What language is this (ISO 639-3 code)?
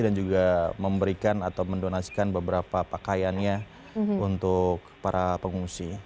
ind